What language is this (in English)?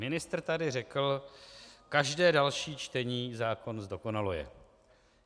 Czech